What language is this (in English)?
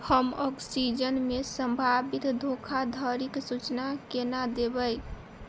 Maithili